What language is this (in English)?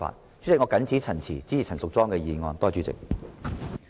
Cantonese